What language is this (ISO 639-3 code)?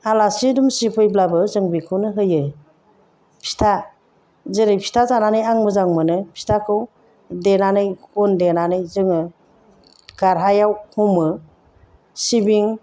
brx